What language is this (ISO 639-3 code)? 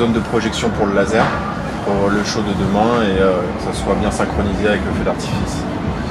fra